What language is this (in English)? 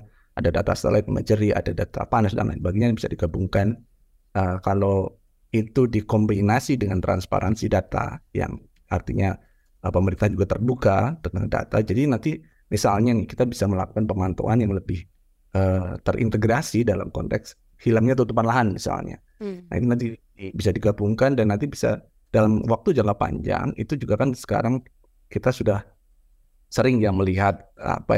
Indonesian